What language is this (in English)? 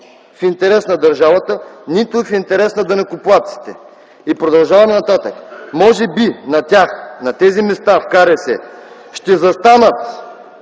Bulgarian